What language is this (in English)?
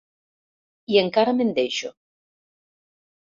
Catalan